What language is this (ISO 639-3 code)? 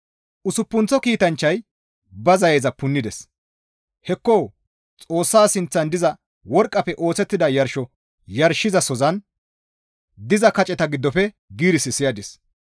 gmv